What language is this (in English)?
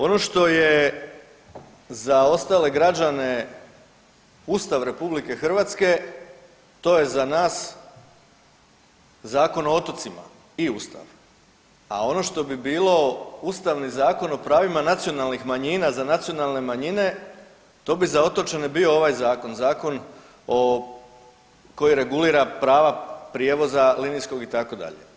Croatian